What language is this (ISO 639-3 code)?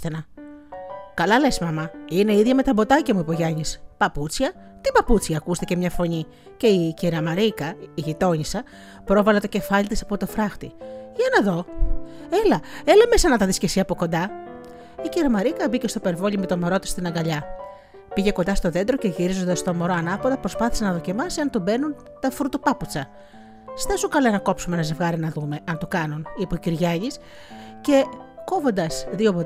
ell